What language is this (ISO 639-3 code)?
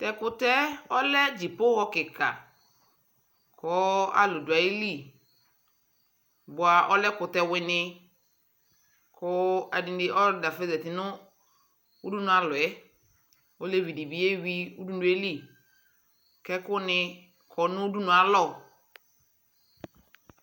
kpo